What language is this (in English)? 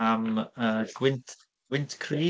Welsh